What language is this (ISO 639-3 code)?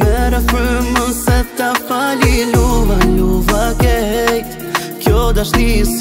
por